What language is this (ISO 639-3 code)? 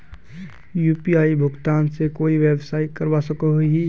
mag